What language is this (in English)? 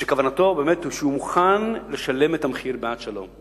Hebrew